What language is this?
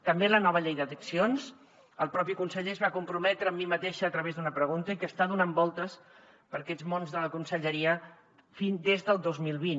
Catalan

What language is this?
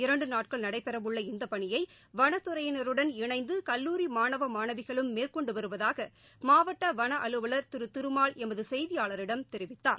Tamil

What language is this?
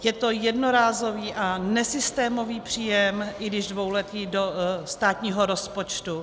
Czech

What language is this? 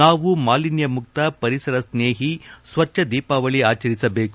Kannada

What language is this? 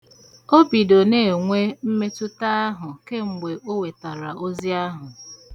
Igbo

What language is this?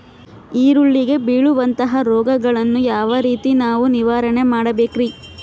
Kannada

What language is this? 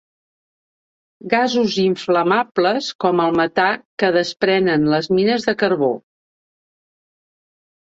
Catalan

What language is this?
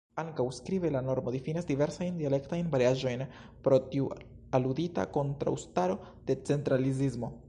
Esperanto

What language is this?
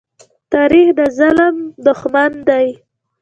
Pashto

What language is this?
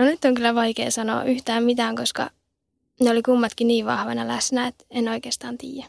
Finnish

